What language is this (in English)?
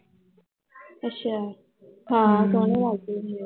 Punjabi